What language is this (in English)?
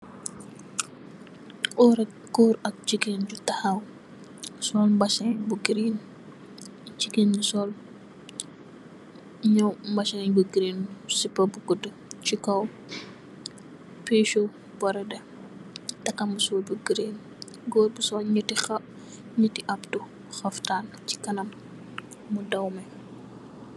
Wolof